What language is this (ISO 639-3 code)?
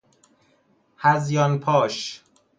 fas